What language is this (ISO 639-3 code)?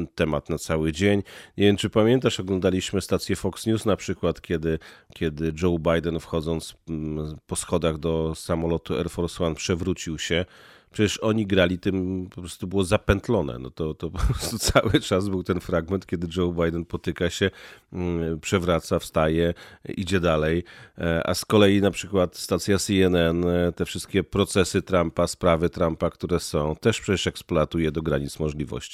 pol